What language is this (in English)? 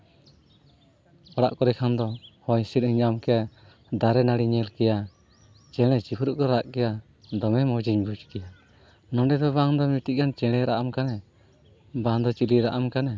Santali